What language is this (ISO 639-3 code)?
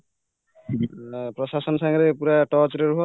ori